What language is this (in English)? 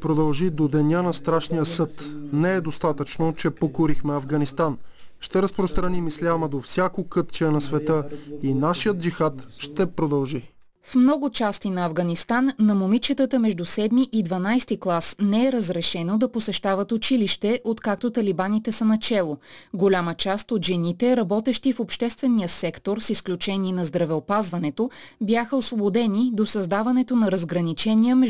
Bulgarian